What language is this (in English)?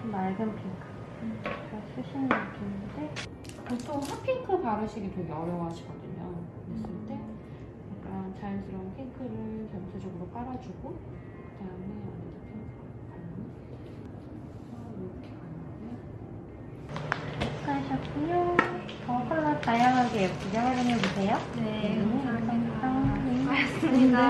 Korean